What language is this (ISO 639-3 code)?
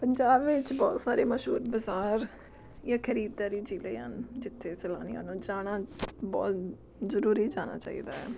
pan